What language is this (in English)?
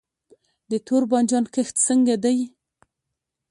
Pashto